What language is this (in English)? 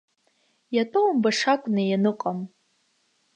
Abkhazian